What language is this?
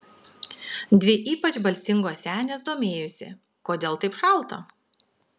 Lithuanian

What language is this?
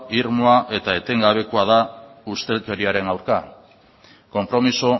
Basque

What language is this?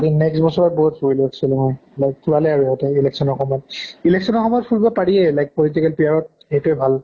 Assamese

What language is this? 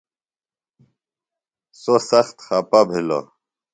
Phalura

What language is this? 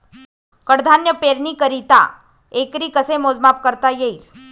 Marathi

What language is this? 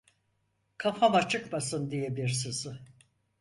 Turkish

